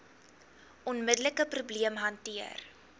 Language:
Afrikaans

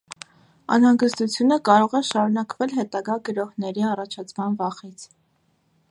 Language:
Armenian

